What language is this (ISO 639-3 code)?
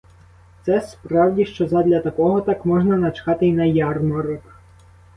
ukr